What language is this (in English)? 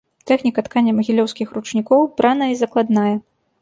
Belarusian